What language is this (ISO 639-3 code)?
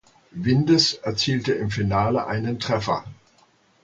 deu